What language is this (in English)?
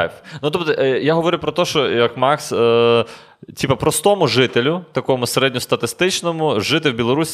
Ukrainian